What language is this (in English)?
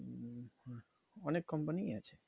Bangla